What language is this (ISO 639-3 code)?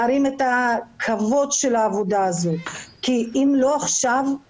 heb